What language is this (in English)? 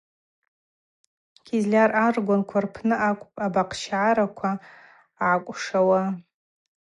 Abaza